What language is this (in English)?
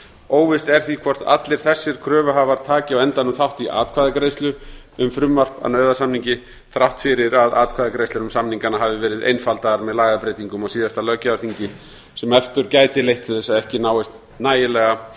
Icelandic